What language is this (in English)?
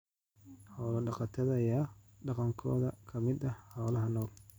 Somali